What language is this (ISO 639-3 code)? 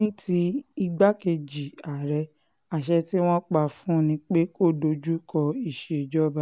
yor